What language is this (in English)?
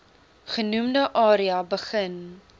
Afrikaans